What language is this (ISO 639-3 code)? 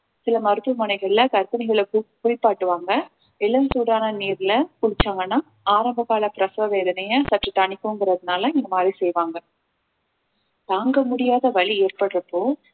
tam